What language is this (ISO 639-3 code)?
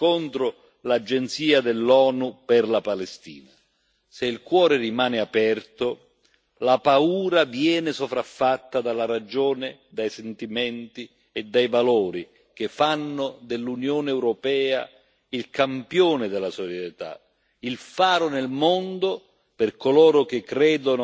ita